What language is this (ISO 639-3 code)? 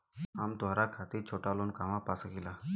bho